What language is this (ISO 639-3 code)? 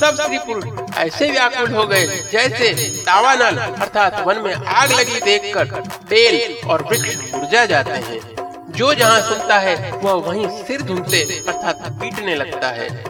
hin